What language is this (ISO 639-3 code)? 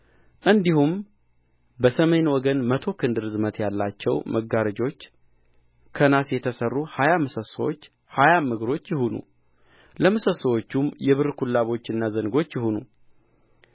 amh